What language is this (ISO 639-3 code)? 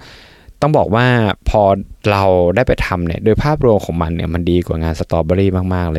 tha